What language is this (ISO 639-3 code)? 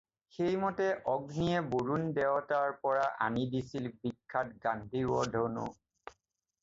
asm